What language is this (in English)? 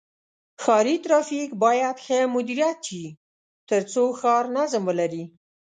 Pashto